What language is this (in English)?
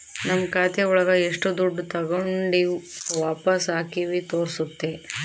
Kannada